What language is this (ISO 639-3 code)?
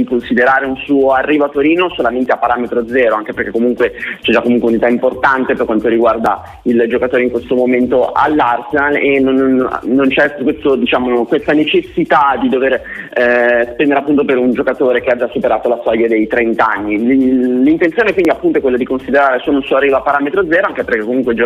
ita